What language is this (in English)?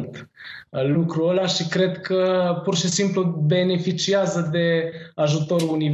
Romanian